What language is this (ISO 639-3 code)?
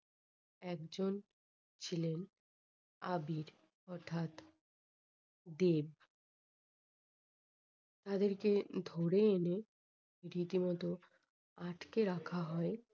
ben